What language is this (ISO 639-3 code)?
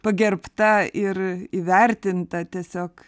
lit